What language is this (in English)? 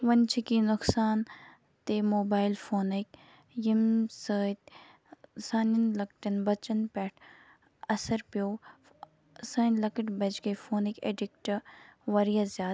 Kashmiri